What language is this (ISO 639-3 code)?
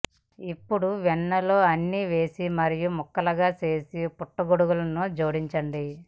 tel